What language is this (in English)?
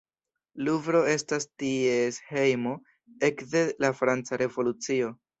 Esperanto